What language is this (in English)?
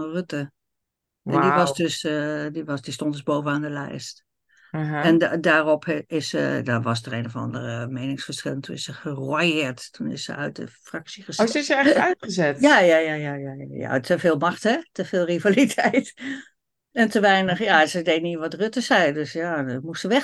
Dutch